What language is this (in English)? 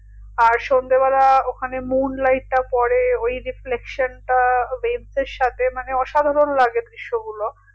Bangla